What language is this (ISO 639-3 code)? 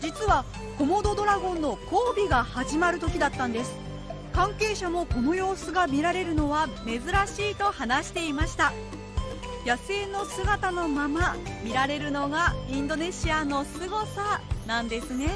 jpn